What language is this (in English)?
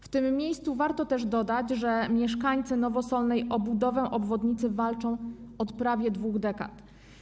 Polish